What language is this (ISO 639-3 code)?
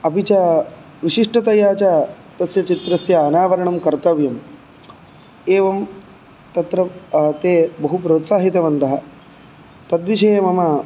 san